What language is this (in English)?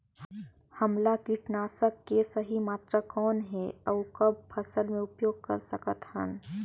Chhattisgarhi